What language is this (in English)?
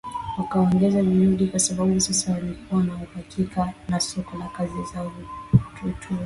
Swahili